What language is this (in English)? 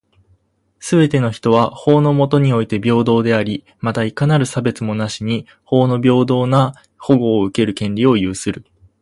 Japanese